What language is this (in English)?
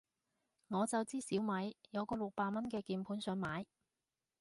Cantonese